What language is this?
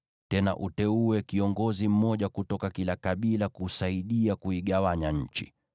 Swahili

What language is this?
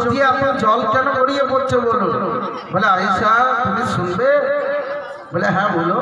Hindi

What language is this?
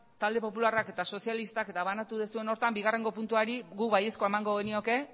Basque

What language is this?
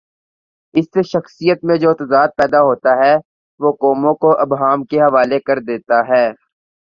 Urdu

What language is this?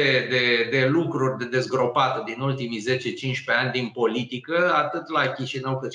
Romanian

